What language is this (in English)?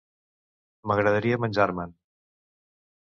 Catalan